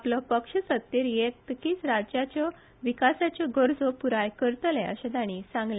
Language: Konkani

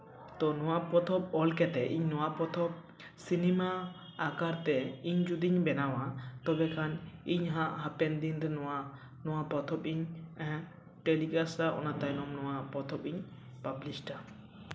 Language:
Santali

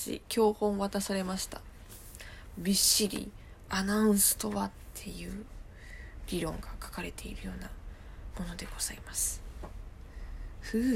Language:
Japanese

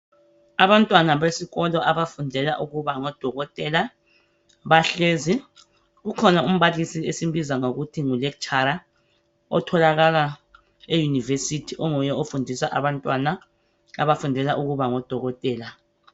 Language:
North Ndebele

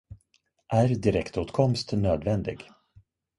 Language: Swedish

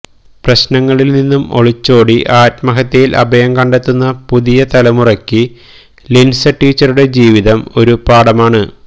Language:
Malayalam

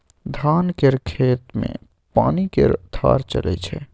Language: Maithili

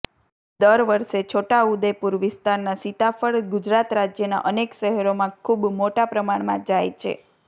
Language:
Gujarati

